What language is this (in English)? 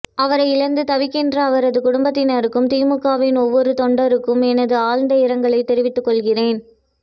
Tamil